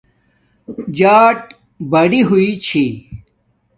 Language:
Domaaki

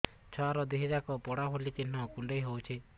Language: Odia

